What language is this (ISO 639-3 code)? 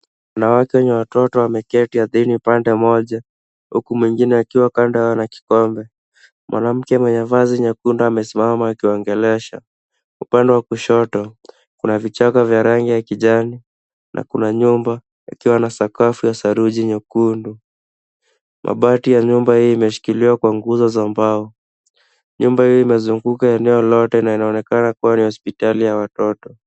swa